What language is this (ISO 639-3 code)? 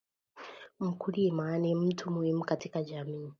swa